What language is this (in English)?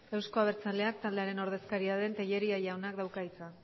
Basque